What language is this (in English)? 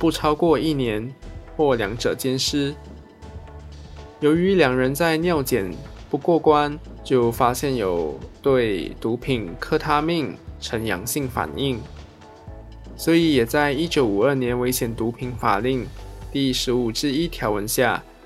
Chinese